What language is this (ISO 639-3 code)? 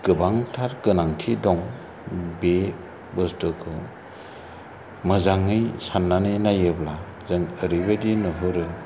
brx